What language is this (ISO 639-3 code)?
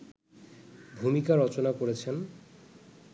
ben